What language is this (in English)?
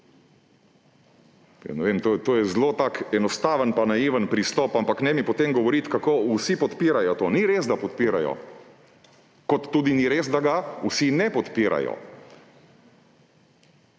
Slovenian